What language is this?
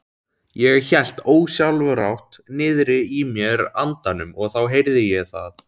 Icelandic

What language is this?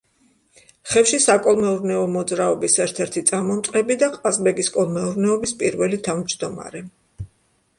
Georgian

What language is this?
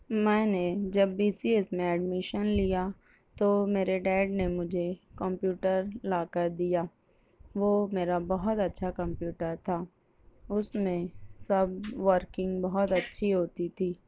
Urdu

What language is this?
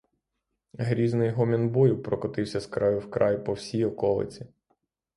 Ukrainian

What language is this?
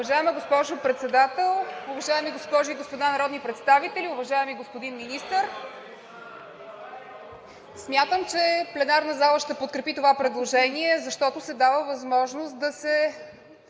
Bulgarian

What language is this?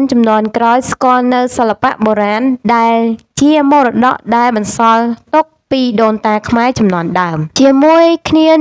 Thai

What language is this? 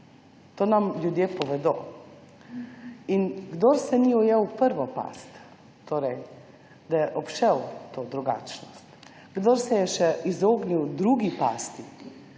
Slovenian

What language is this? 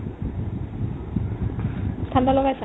Assamese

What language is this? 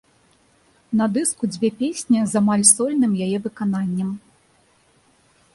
Belarusian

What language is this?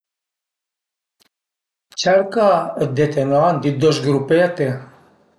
Piedmontese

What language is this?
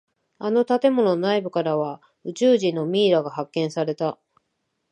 Japanese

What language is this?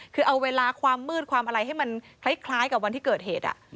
Thai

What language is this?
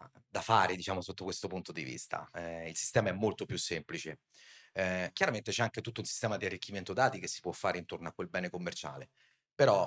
Italian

